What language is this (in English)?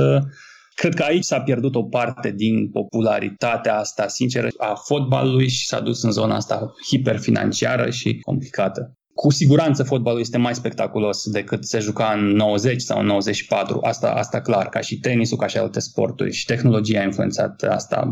Romanian